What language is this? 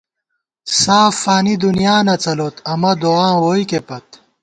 Gawar-Bati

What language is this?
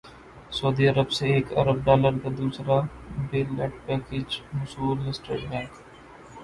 Urdu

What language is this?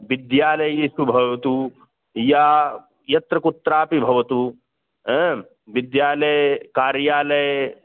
Sanskrit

